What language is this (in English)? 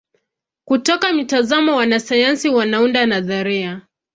Swahili